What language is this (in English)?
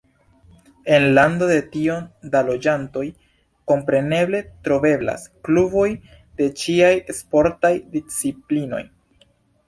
Esperanto